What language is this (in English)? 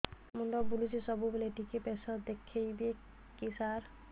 Odia